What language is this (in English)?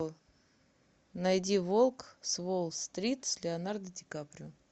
Russian